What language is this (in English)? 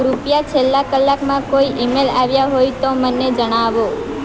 Gujarati